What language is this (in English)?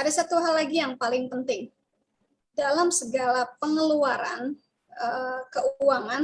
Indonesian